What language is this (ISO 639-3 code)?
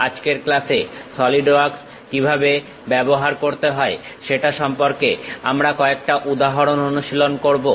ben